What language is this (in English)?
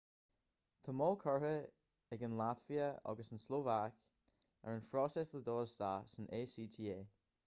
Irish